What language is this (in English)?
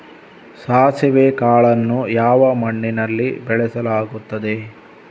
Kannada